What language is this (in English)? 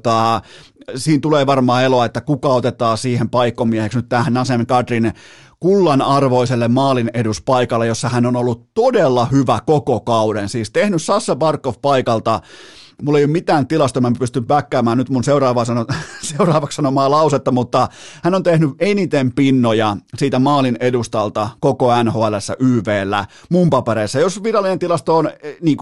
Finnish